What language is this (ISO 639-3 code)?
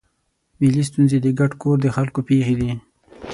pus